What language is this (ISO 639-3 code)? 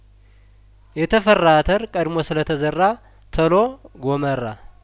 amh